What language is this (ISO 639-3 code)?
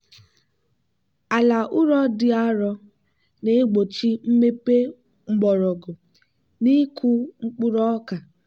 ibo